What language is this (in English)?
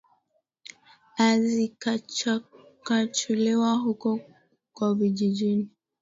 Swahili